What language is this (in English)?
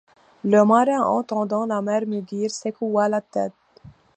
French